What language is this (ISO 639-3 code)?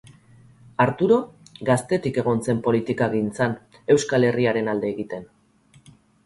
eus